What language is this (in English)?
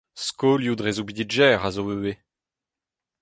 Breton